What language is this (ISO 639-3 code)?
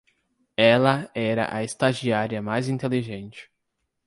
por